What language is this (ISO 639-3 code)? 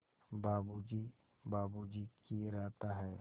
hin